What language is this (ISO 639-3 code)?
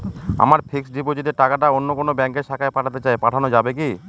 ben